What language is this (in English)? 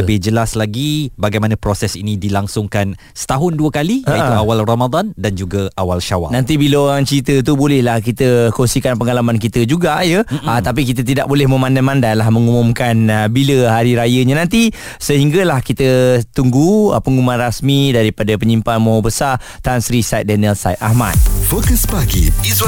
Malay